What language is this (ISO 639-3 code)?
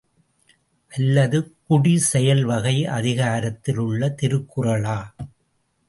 tam